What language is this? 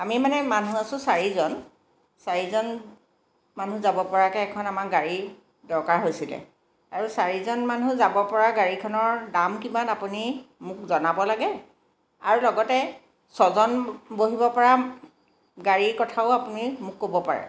Assamese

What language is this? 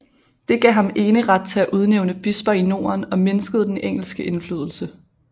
Danish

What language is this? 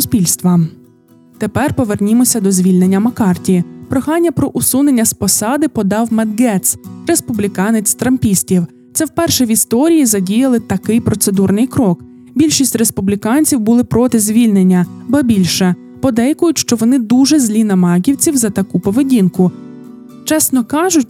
Ukrainian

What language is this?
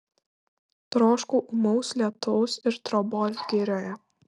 Lithuanian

